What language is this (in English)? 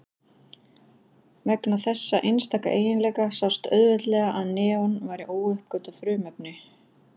Icelandic